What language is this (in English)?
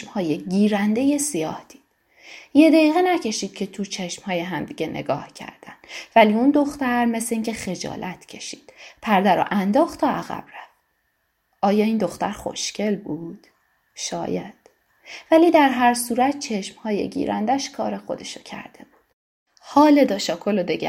Persian